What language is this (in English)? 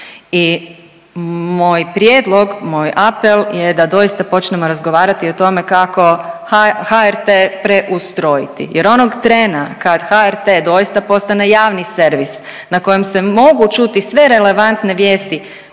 Croatian